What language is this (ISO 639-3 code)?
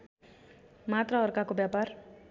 nep